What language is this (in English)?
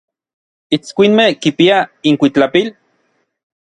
Orizaba Nahuatl